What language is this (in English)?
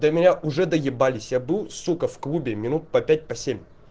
Russian